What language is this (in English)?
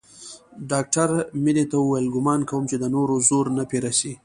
Pashto